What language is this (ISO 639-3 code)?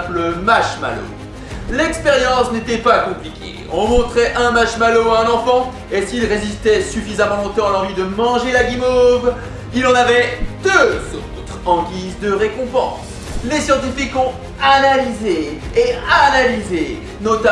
fra